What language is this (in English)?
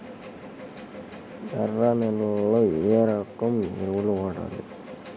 Telugu